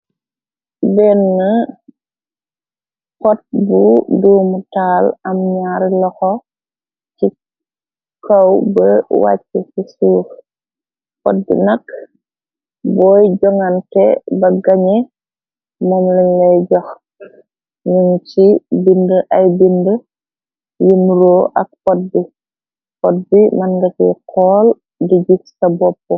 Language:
Wolof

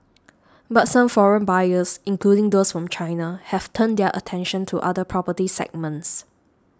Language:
English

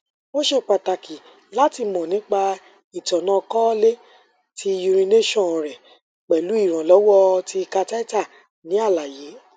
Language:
Yoruba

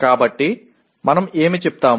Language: Telugu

